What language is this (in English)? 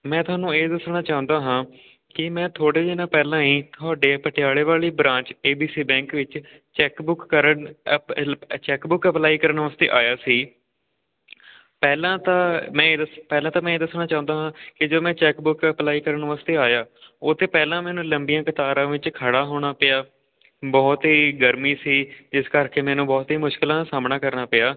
Punjabi